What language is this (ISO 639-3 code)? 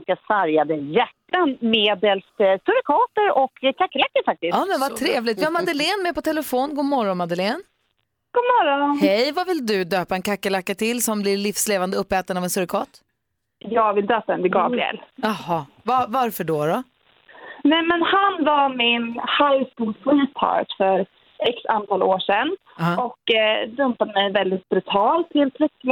swe